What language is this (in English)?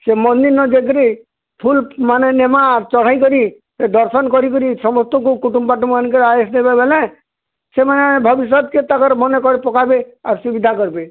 Odia